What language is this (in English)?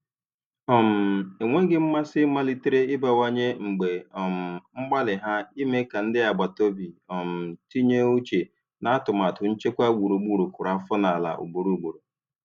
Igbo